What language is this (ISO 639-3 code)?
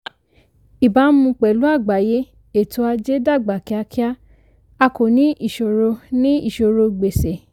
yor